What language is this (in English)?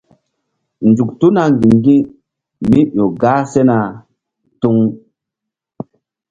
Mbum